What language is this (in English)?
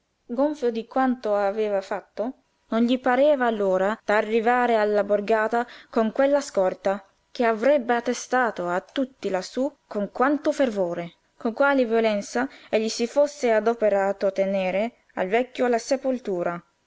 Italian